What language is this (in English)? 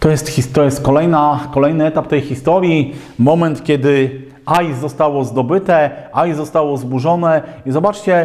Polish